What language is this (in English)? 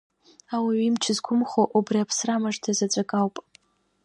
Abkhazian